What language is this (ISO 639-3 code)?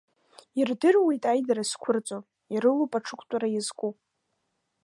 abk